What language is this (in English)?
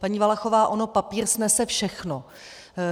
Czech